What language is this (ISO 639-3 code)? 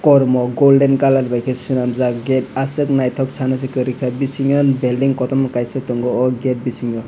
trp